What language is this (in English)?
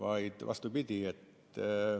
Estonian